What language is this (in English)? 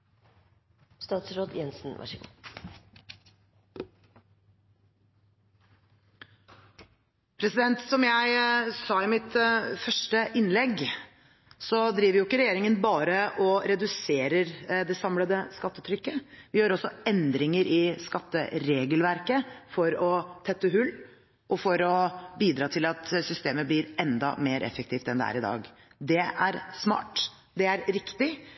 Norwegian Bokmål